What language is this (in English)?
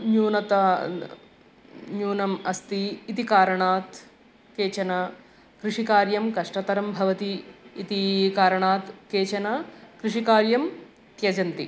Sanskrit